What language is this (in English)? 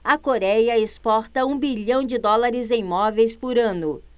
Portuguese